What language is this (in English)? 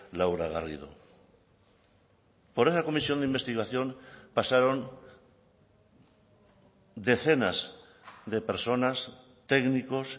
Spanish